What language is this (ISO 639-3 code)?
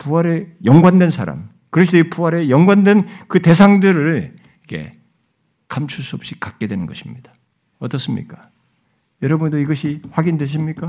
kor